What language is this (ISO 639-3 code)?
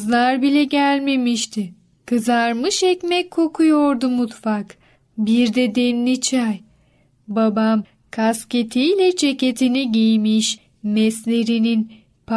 tur